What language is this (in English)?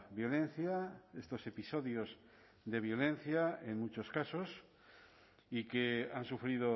Spanish